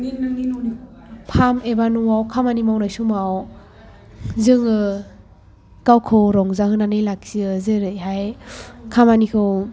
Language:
Bodo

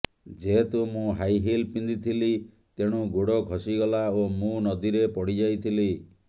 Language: Odia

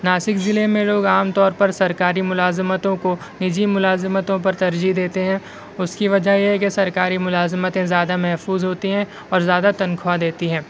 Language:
Urdu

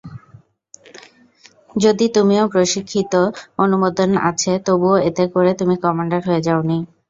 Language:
Bangla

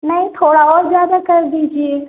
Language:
Hindi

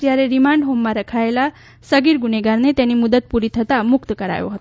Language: Gujarati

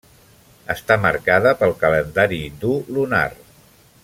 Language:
Catalan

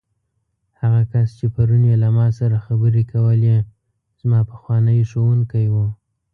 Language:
Pashto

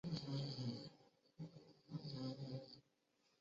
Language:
Chinese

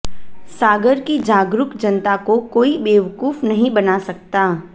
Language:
Hindi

